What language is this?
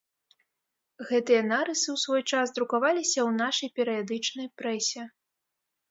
Belarusian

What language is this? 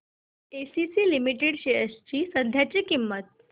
Marathi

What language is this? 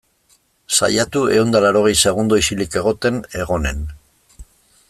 Basque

